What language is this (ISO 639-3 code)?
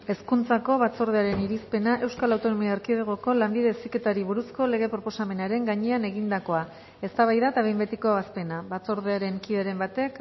eus